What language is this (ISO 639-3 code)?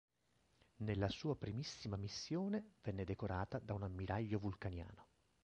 ita